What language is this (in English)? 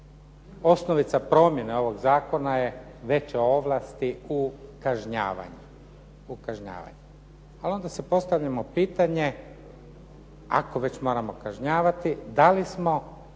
Croatian